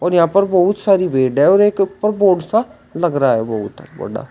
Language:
Hindi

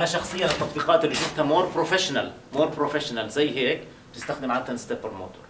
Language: Arabic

